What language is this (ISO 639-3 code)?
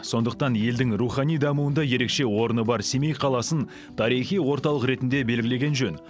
kaz